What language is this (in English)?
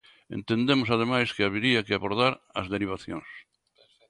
Galician